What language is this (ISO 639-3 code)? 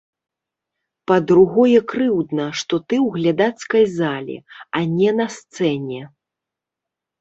bel